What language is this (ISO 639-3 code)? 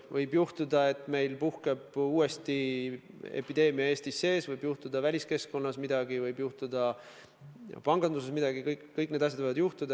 est